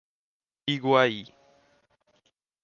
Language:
Portuguese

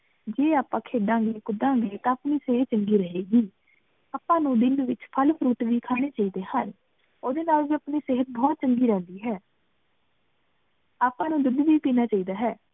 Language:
Punjabi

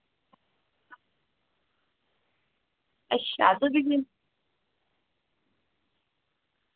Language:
Dogri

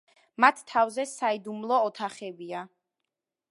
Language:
Georgian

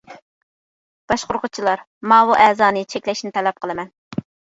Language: Uyghur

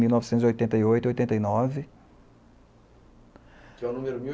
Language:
Portuguese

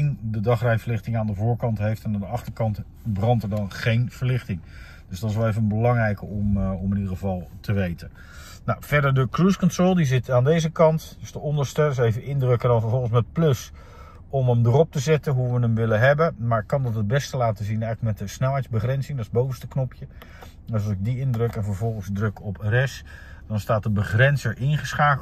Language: Dutch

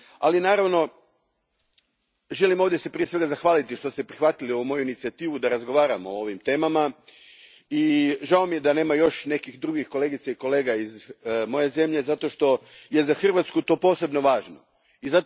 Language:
Croatian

